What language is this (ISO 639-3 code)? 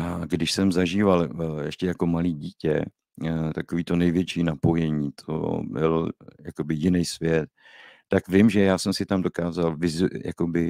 ces